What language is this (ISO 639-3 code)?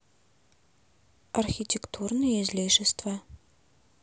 rus